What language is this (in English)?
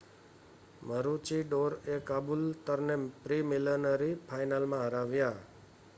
Gujarati